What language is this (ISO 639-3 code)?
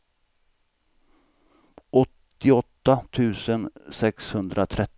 swe